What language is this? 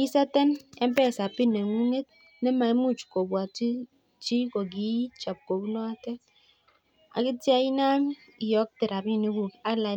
Kalenjin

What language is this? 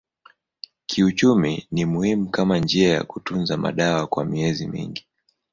Swahili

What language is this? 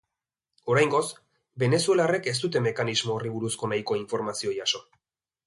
Basque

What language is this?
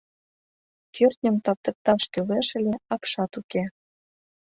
Mari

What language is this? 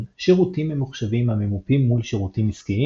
Hebrew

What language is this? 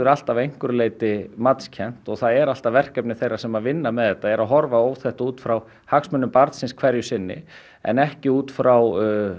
Icelandic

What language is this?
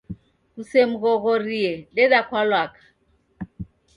Taita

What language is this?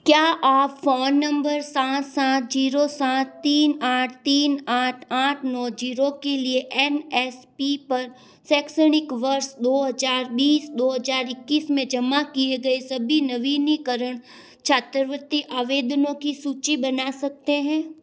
Hindi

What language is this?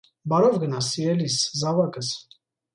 Armenian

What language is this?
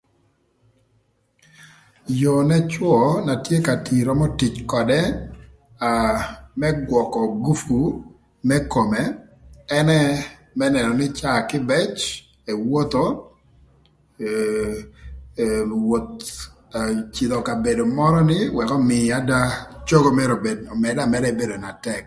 Thur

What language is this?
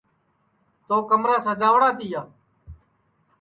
Sansi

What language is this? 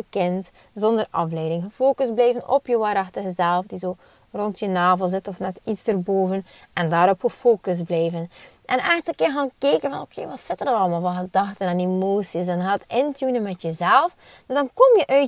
Dutch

